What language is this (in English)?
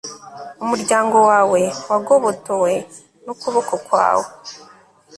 Kinyarwanda